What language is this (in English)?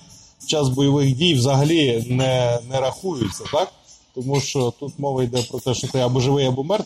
Ukrainian